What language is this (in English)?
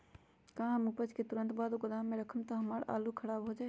Magahi